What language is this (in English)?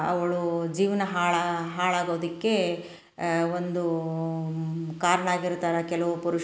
Kannada